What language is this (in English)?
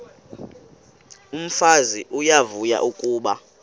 Xhosa